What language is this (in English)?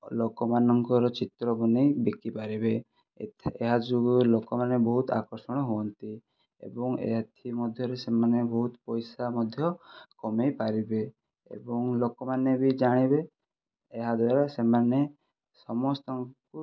Odia